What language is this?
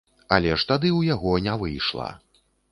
Belarusian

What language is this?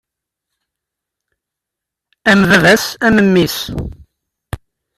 Kabyle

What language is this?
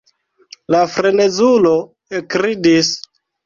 Esperanto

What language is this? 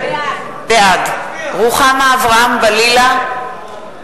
Hebrew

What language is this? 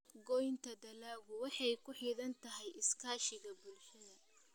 Somali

